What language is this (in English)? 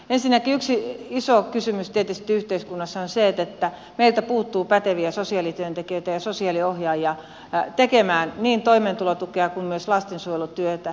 Finnish